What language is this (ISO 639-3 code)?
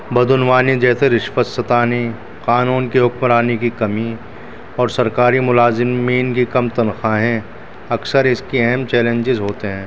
urd